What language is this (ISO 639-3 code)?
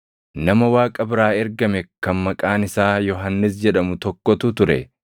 orm